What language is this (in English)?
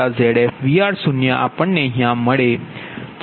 Gujarati